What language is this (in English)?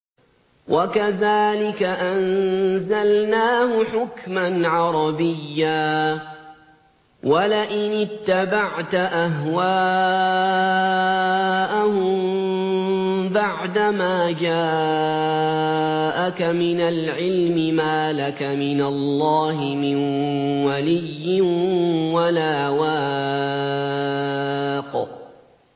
Arabic